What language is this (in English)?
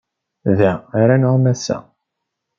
Kabyle